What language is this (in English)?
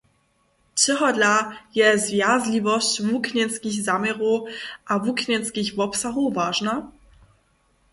Upper Sorbian